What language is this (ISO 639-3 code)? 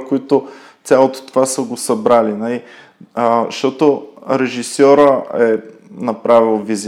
bul